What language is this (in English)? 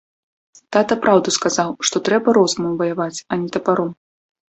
Belarusian